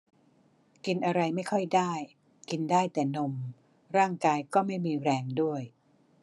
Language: Thai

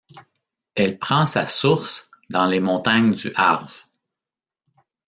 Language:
French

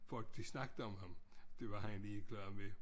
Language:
Danish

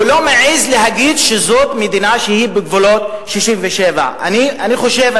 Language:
Hebrew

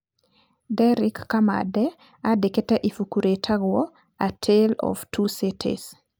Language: Kikuyu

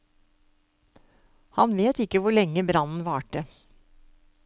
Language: Norwegian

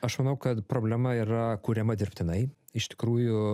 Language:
Lithuanian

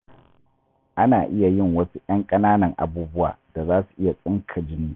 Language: Hausa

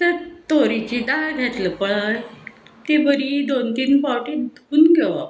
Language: Konkani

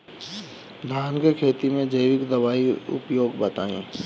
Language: Bhojpuri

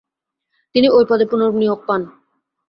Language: Bangla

